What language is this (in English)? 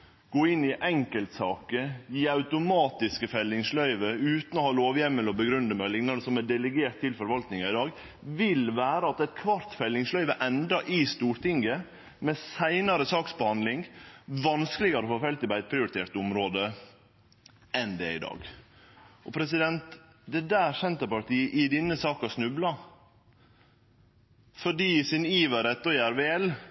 Norwegian Nynorsk